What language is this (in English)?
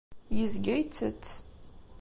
Kabyle